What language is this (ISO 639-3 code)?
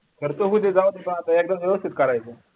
mar